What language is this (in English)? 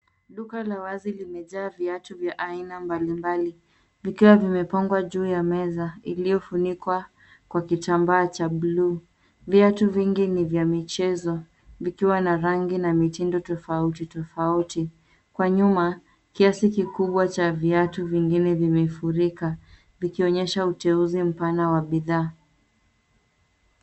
Swahili